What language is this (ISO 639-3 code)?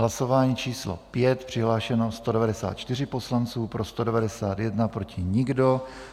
ces